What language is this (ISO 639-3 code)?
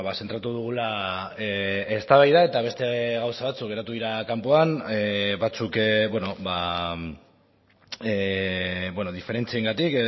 eus